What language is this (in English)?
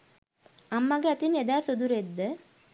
Sinhala